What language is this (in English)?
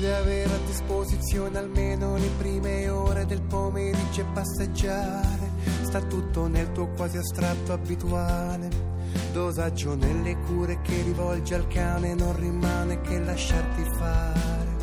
Italian